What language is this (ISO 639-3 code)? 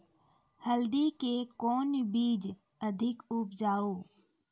mai